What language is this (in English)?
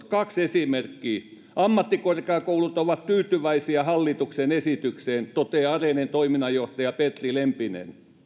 Finnish